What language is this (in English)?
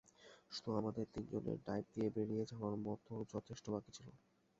Bangla